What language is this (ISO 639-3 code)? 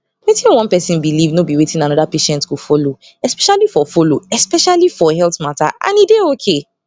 pcm